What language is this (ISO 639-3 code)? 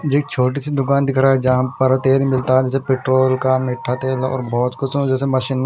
hin